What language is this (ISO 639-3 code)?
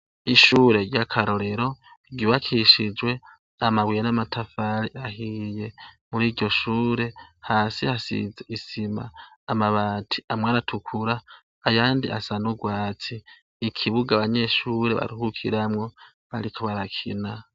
run